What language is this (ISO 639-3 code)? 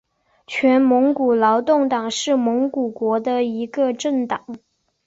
zho